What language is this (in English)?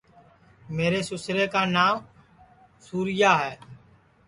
Sansi